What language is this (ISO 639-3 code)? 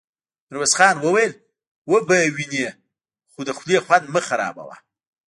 pus